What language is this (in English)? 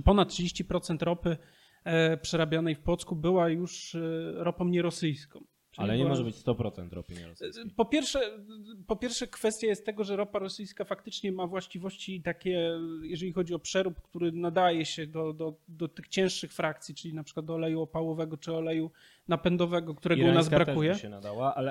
Polish